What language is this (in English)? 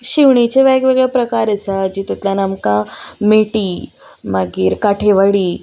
Konkani